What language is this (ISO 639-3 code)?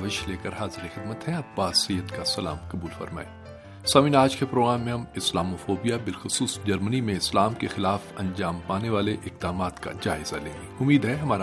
urd